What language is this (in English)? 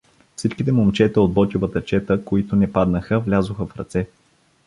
Bulgarian